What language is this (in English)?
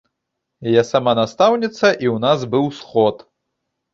Belarusian